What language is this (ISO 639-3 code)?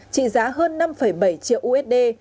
vie